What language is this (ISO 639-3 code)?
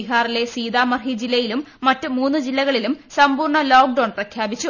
mal